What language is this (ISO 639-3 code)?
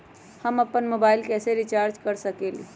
mag